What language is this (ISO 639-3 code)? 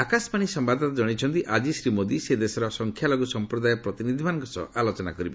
ori